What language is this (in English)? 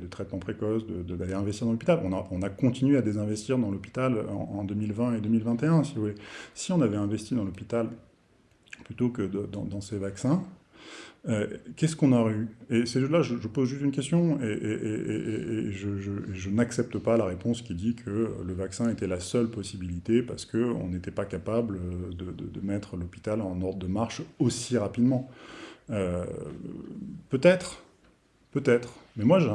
French